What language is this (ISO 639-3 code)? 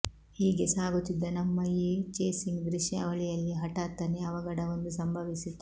kan